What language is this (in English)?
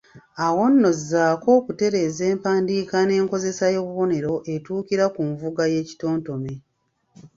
Ganda